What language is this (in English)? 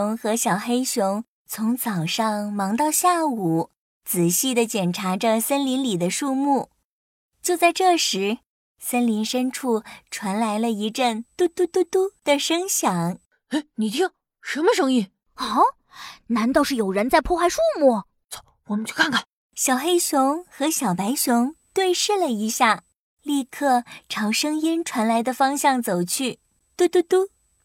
Chinese